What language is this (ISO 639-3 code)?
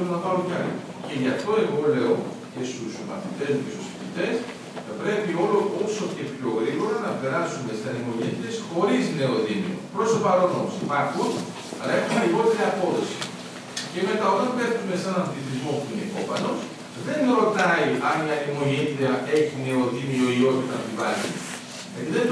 ell